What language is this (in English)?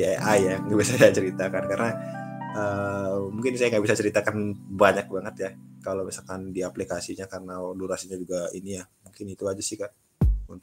Indonesian